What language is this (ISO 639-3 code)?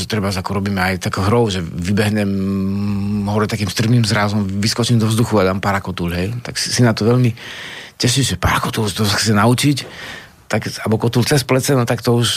slk